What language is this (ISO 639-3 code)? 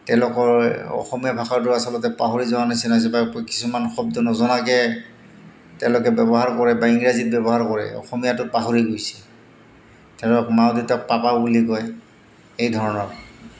asm